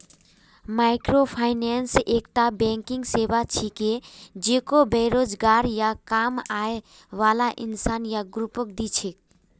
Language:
Magahi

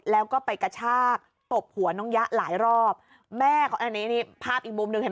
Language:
Thai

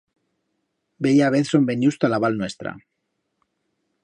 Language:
Aragonese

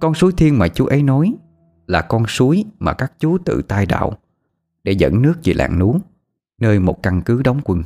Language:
Vietnamese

